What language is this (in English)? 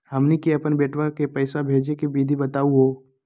Magahi